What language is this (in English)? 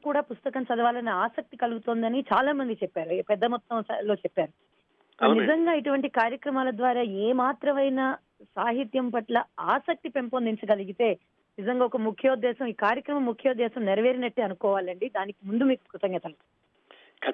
Telugu